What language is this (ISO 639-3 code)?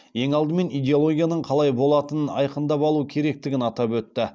kaz